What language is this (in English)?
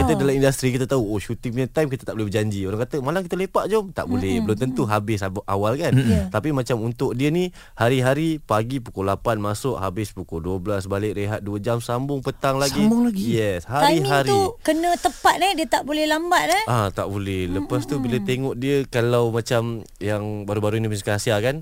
Malay